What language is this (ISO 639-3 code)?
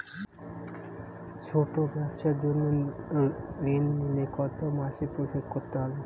ben